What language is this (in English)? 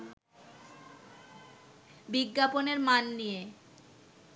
Bangla